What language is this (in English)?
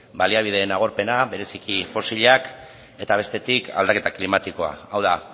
Basque